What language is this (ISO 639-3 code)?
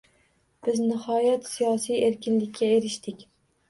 uzb